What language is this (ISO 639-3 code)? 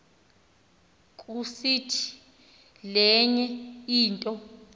xho